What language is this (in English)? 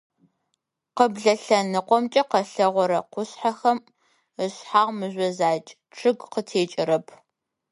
Adyghe